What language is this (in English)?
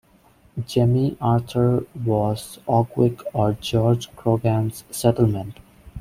English